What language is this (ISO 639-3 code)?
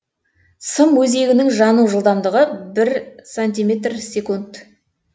kaz